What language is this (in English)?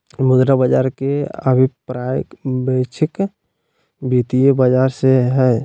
Magahi